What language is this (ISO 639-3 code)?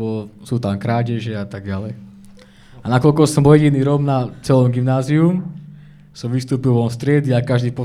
slk